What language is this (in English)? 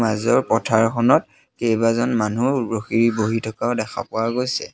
Assamese